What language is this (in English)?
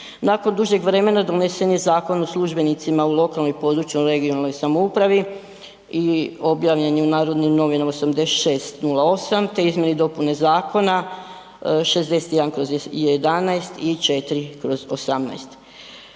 Croatian